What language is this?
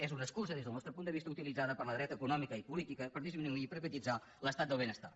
Catalan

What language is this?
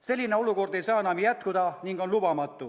Estonian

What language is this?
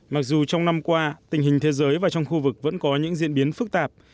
Vietnamese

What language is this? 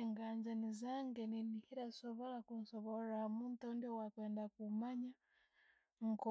Tooro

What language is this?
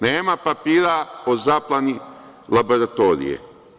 Serbian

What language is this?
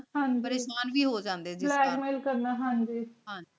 Punjabi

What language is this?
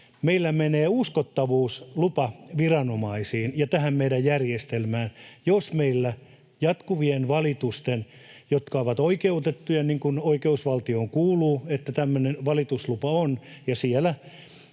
Finnish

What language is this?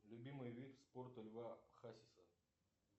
Russian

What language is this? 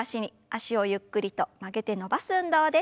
Japanese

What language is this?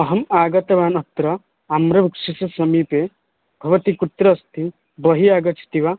Sanskrit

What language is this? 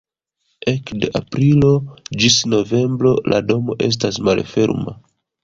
Esperanto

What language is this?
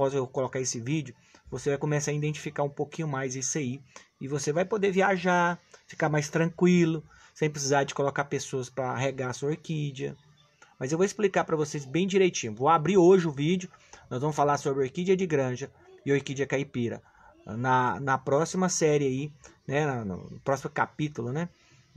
Portuguese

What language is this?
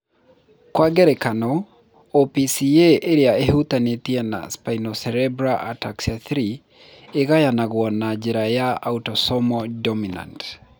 Kikuyu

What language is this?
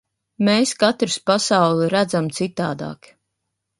Latvian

